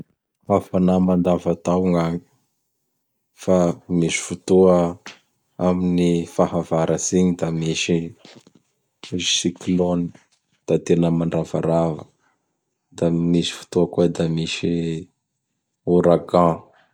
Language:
Bara Malagasy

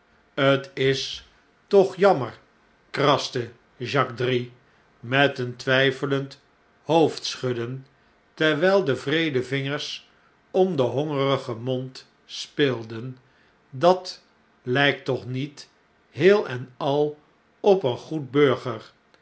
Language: Dutch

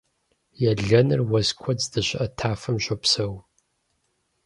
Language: Kabardian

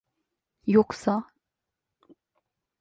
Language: Turkish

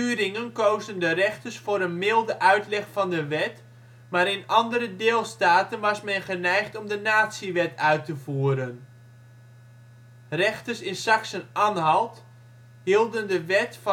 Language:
Dutch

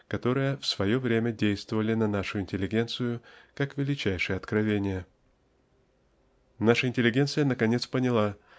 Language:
Russian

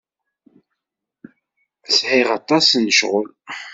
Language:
Kabyle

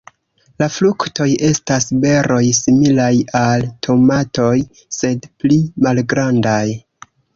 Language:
Esperanto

